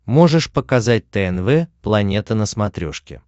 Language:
Russian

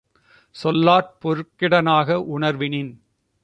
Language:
Tamil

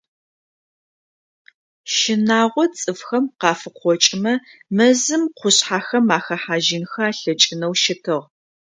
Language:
Adyghe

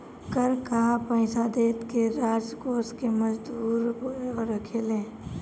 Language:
Bhojpuri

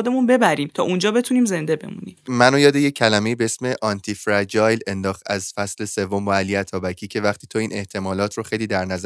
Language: Persian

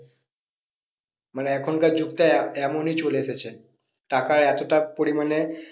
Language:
Bangla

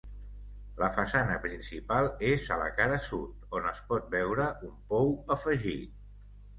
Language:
Catalan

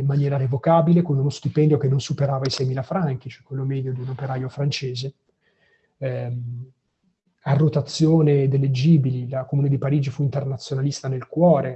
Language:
Italian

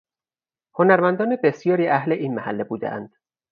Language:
Persian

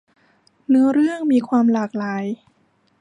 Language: Thai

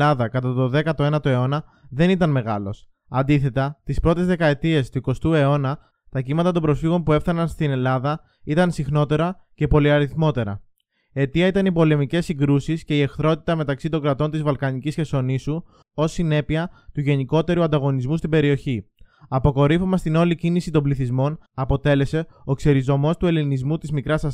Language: Greek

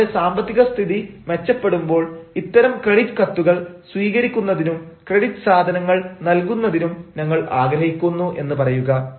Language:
Malayalam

